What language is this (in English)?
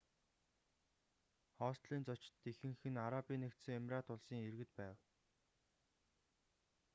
Mongolian